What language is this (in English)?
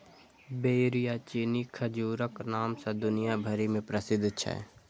Maithili